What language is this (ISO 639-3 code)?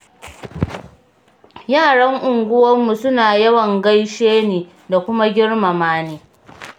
hau